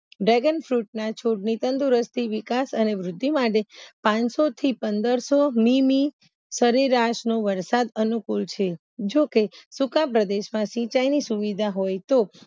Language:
Gujarati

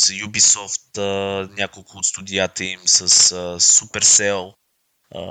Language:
Bulgarian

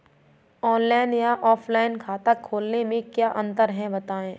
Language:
Hindi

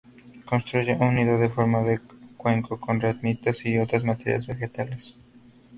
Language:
Spanish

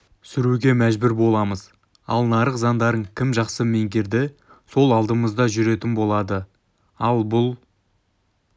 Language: Kazakh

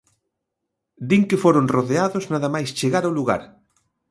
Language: Galician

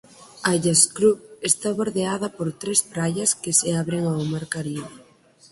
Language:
Galician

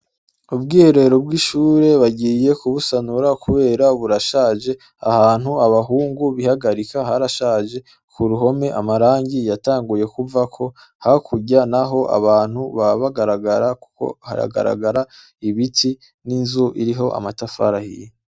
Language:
Rundi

